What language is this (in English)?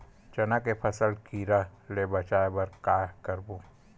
Chhattisgarhi